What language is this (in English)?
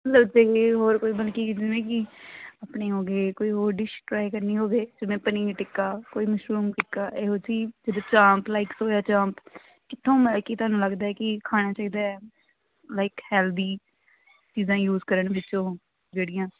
Punjabi